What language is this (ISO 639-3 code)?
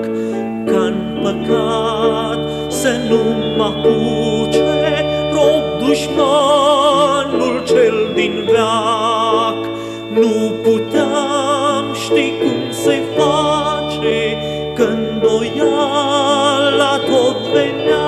ron